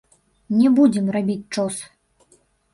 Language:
Belarusian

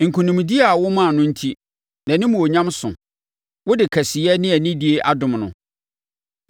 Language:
Akan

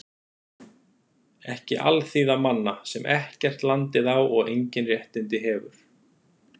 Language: Icelandic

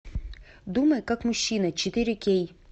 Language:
Russian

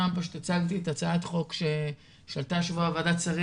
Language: Hebrew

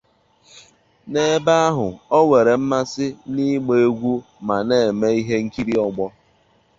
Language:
Igbo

